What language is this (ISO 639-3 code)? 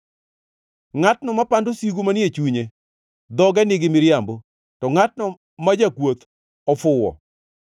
luo